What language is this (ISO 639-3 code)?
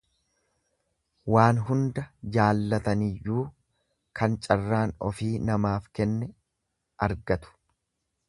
orm